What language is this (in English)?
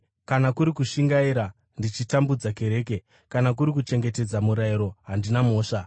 Shona